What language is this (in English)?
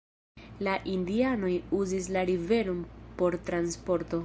Esperanto